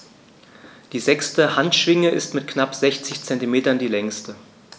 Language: German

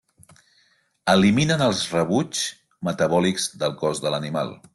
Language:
Catalan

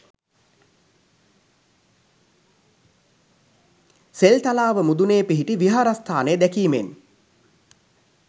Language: Sinhala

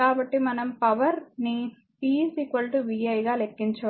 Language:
Telugu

